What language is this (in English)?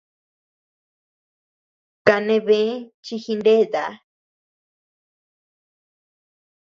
Tepeuxila Cuicatec